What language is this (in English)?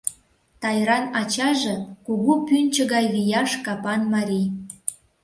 Mari